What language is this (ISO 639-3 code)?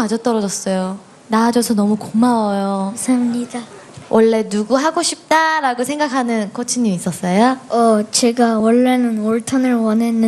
kor